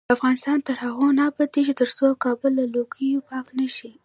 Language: Pashto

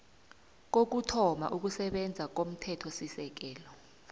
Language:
South Ndebele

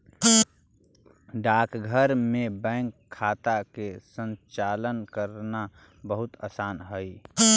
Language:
Magahi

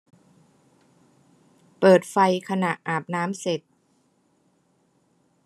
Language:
Thai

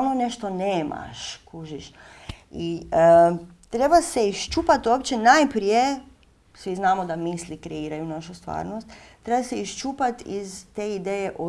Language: Swedish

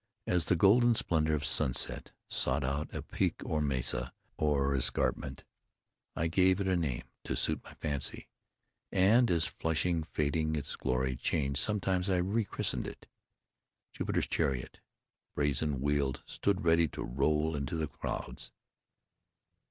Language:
English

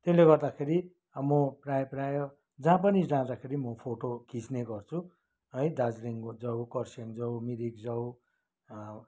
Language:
Nepali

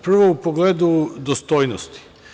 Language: Serbian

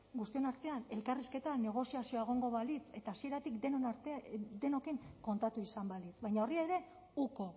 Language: Basque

